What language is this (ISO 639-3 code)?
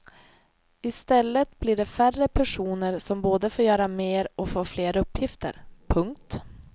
swe